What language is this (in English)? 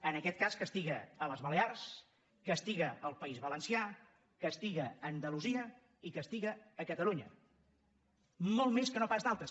Catalan